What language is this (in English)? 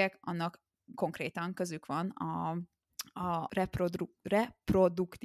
Hungarian